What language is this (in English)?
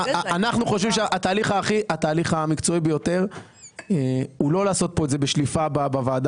Hebrew